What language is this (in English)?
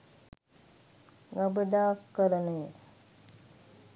Sinhala